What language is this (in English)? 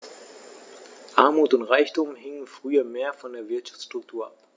German